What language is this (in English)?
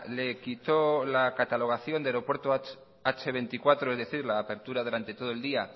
Spanish